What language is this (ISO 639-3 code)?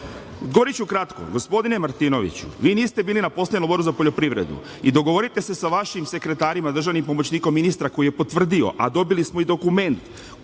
srp